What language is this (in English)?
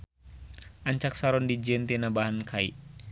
Sundanese